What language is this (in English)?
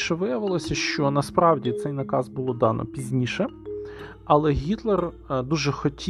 Ukrainian